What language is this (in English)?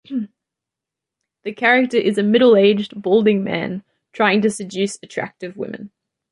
English